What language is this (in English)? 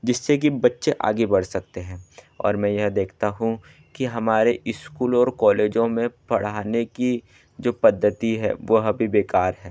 Hindi